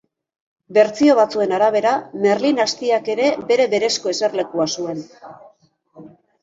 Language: Basque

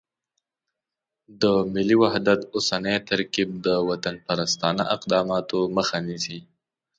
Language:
Pashto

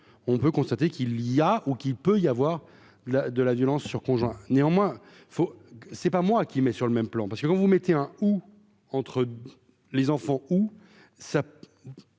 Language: French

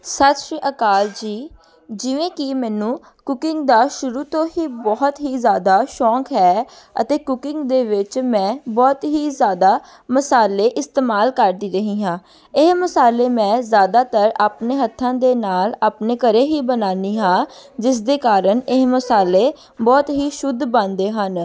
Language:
Punjabi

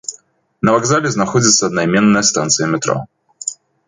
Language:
Belarusian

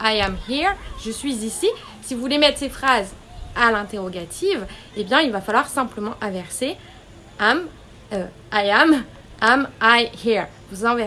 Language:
French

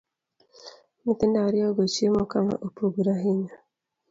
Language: Luo (Kenya and Tanzania)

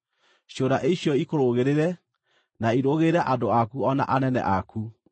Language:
Kikuyu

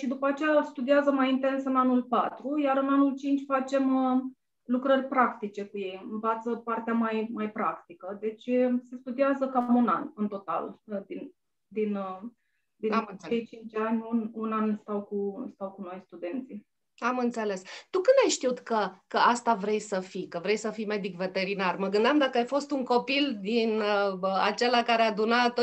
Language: Romanian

